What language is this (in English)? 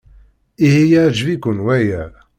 Kabyle